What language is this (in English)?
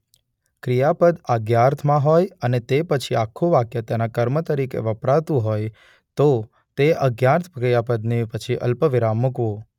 Gujarati